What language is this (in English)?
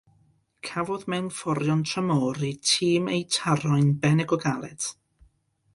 Welsh